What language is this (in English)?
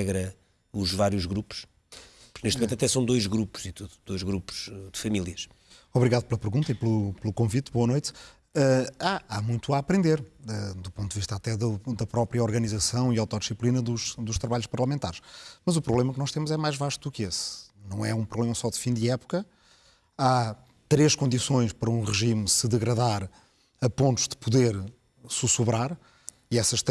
Portuguese